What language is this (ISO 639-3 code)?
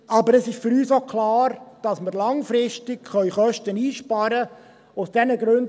gsw